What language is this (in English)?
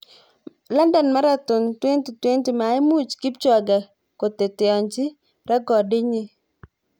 Kalenjin